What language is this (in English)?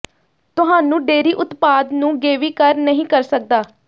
Punjabi